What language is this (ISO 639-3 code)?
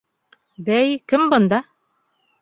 bak